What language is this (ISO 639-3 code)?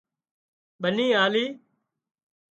kxp